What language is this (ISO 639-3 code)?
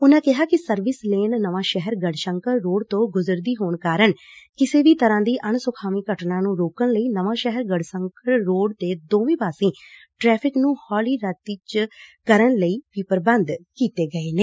pan